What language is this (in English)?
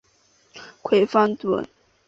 Chinese